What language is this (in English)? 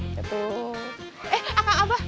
Indonesian